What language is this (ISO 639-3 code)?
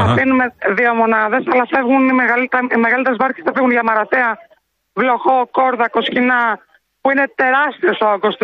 ell